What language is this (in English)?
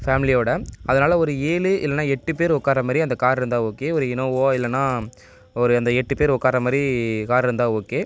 Tamil